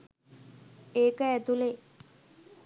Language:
Sinhala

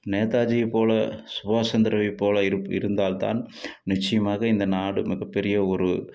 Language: Tamil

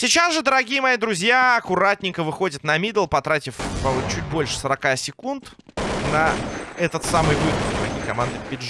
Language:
Russian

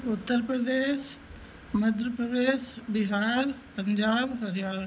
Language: Hindi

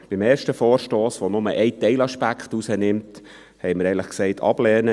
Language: Swiss German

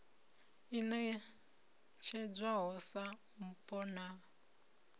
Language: Venda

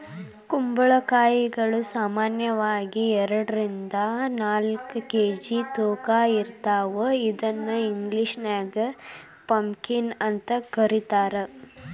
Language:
Kannada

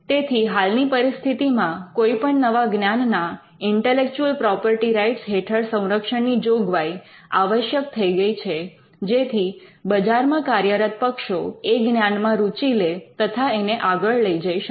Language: Gujarati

